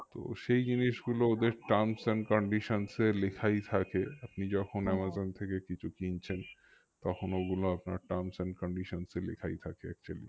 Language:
Bangla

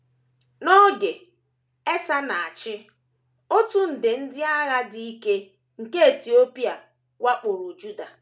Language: Igbo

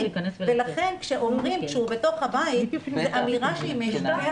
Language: Hebrew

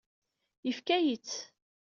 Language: Kabyle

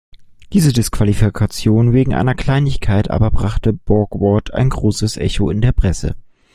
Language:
German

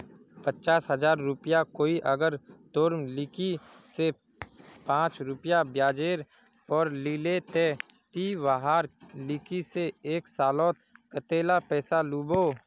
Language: Magahi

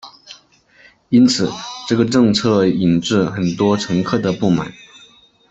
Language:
Chinese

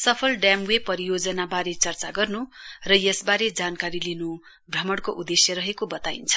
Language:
Nepali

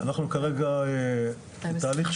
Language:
Hebrew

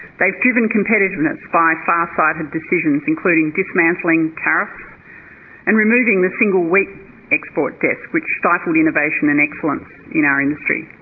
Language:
English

